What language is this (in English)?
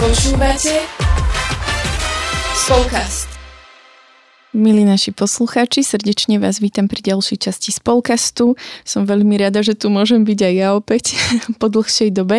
Slovak